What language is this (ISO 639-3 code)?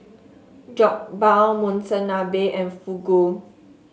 eng